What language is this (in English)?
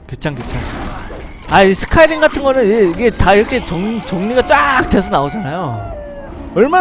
Korean